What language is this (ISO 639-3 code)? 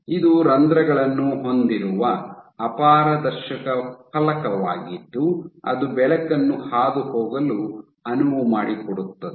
kan